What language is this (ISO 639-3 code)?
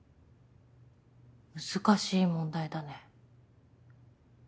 jpn